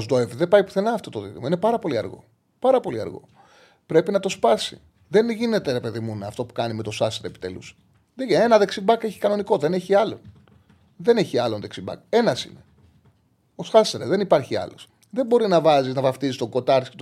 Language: Greek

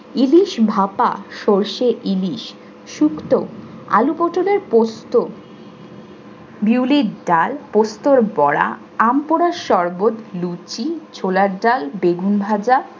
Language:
Bangla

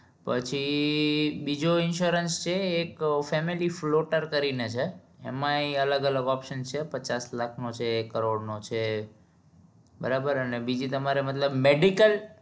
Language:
Gujarati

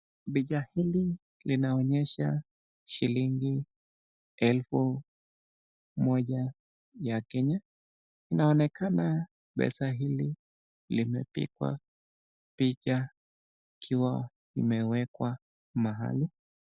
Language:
Swahili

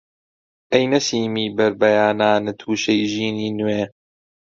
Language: Central Kurdish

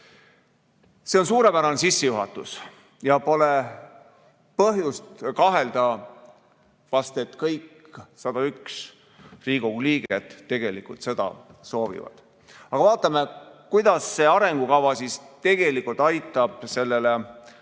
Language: Estonian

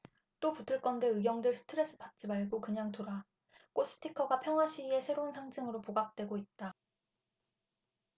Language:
Korean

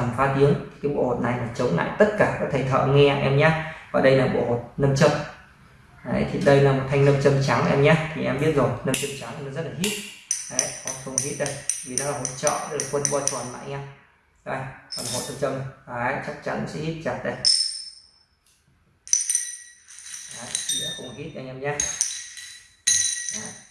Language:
Vietnamese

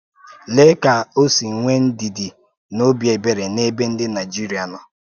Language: Igbo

